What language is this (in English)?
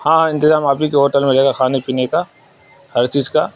Urdu